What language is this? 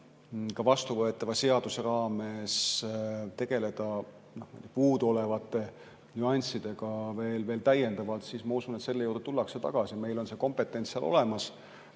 Estonian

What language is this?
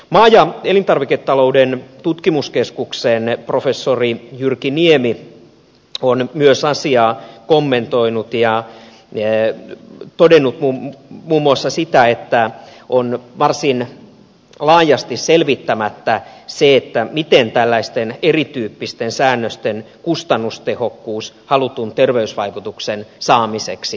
Finnish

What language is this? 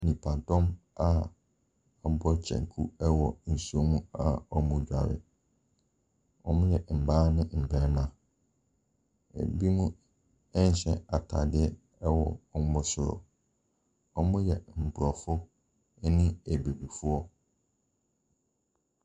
Akan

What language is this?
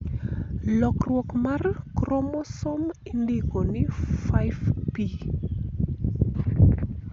Luo (Kenya and Tanzania)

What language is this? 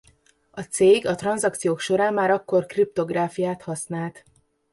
Hungarian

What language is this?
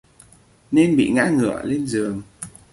Vietnamese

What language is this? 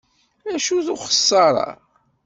Kabyle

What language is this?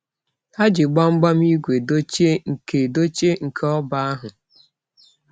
Igbo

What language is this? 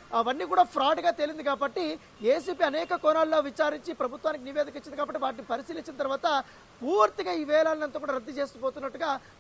Telugu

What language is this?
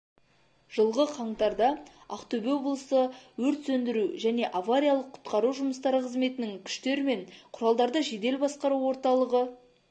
Kazakh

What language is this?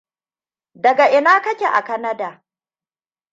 Hausa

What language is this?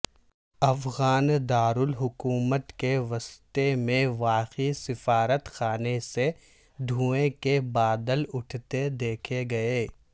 Urdu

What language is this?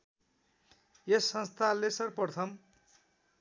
Nepali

